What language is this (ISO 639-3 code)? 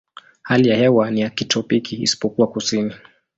swa